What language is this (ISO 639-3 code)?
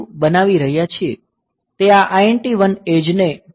guj